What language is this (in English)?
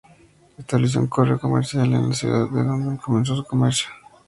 Spanish